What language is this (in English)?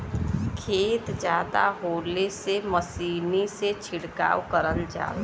Bhojpuri